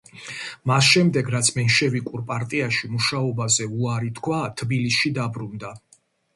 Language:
Georgian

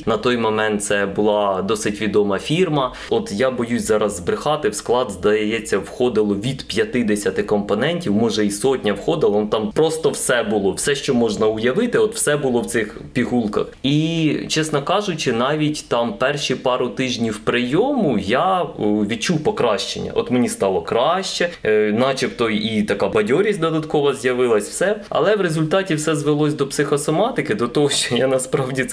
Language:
Ukrainian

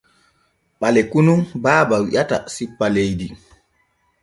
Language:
Borgu Fulfulde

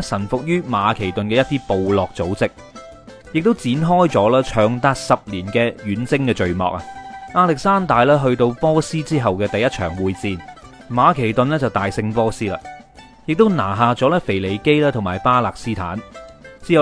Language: Chinese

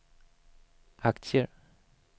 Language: Swedish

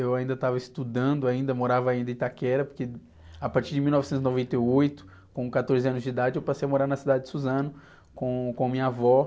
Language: Portuguese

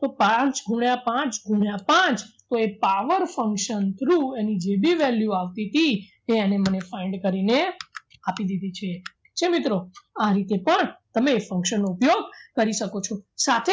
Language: Gujarati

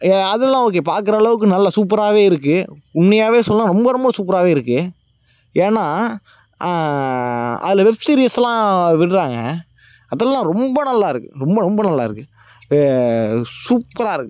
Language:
Tamil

